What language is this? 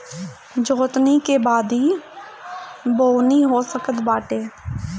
Bhojpuri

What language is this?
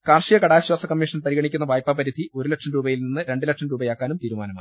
Malayalam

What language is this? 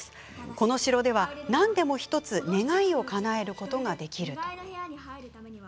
Japanese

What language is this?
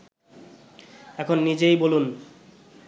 Bangla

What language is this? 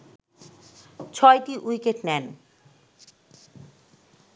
Bangla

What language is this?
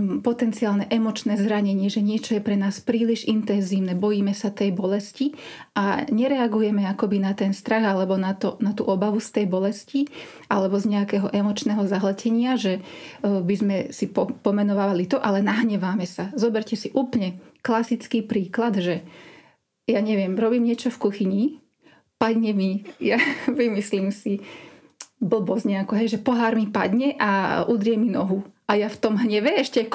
Slovak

